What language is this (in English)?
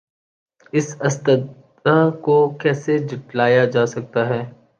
Urdu